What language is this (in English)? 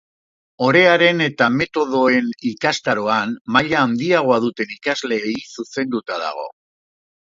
Basque